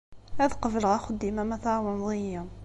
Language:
Kabyle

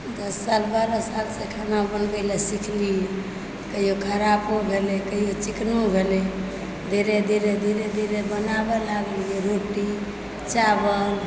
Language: Maithili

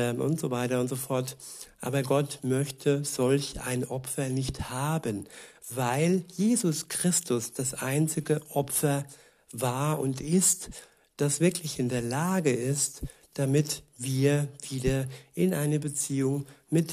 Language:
German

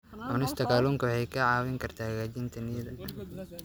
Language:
Somali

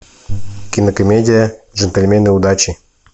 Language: Russian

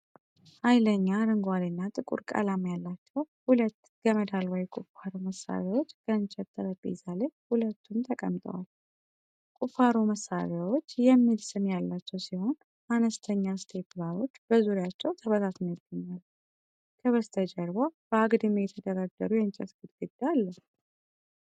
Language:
Amharic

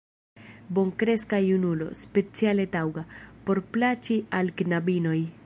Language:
Esperanto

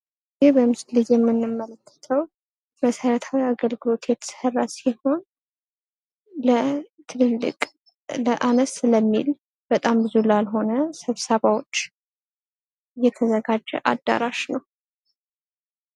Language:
Amharic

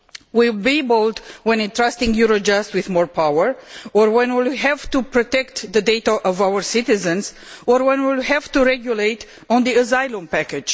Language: English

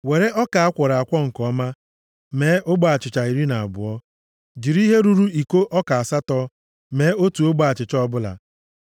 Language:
Igbo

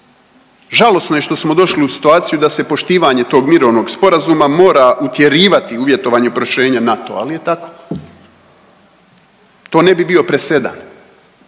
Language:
Croatian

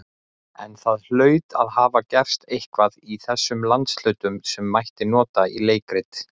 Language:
Icelandic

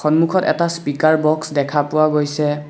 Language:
Assamese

